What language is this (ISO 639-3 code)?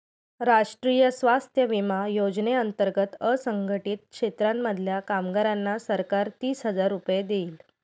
mar